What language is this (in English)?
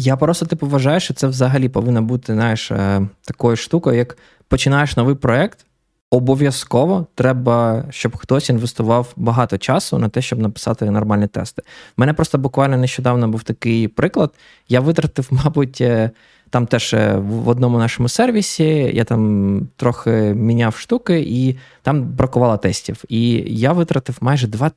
Ukrainian